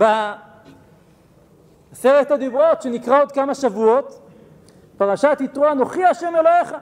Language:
Hebrew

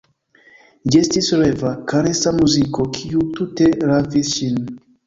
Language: Esperanto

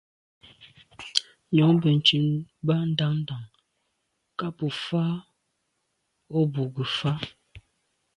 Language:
Medumba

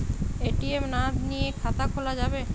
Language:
Bangla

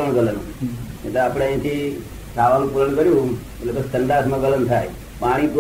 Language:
Gujarati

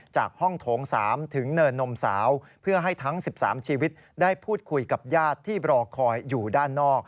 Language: Thai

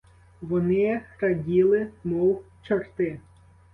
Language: Ukrainian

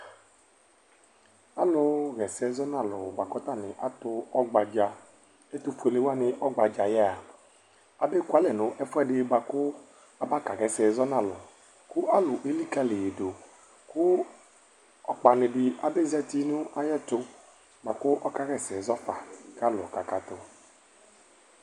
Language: Ikposo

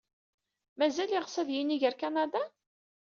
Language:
Kabyle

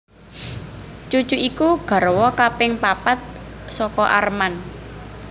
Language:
Javanese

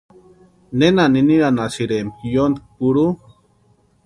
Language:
Western Highland Purepecha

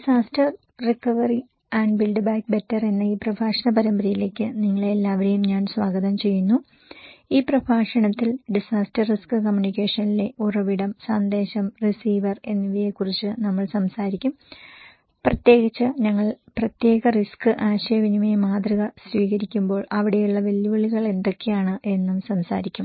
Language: Malayalam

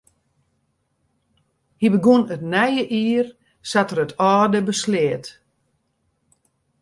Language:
Western Frisian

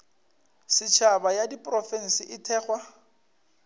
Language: Northern Sotho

